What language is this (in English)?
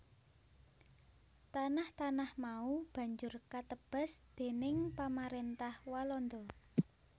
Javanese